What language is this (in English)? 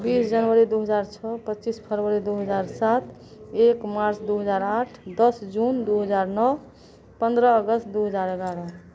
Maithili